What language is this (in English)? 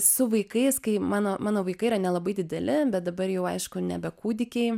Lithuanian